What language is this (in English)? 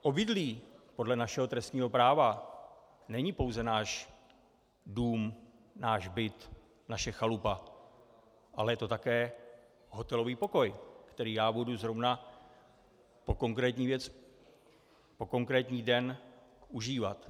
Czech